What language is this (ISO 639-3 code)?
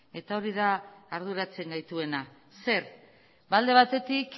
eus